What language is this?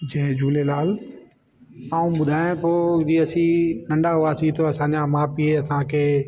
Sindhi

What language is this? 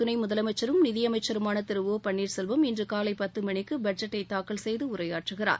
Tamil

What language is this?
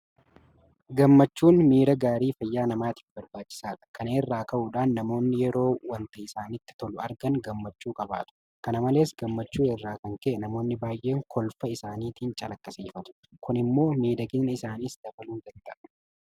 Oromo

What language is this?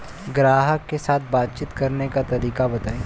Bhojpuri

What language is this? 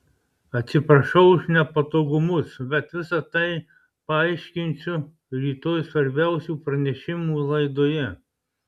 Lithuanian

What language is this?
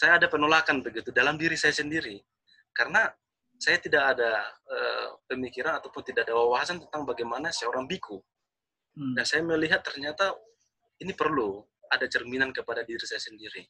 Indonesian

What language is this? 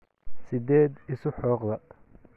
Somali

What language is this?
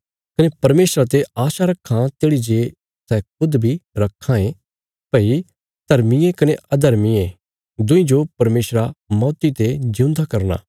Bilaspuri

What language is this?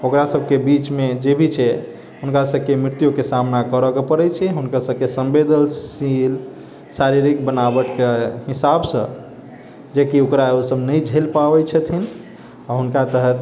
Maithili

